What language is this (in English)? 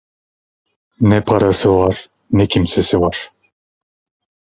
Turkish